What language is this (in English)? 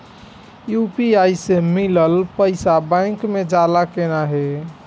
Bhojpuri